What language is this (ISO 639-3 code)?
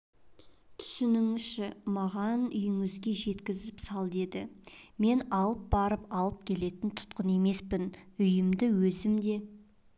kaz